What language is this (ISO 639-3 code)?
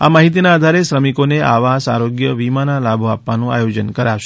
guj